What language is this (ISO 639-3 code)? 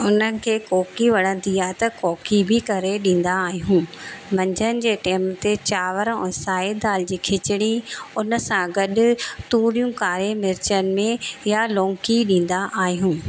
snd